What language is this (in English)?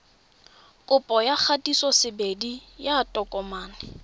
Tswana